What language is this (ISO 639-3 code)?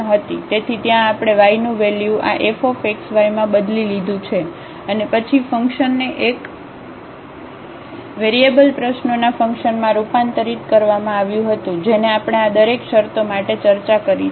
guj